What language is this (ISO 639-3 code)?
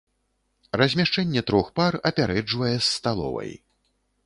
bel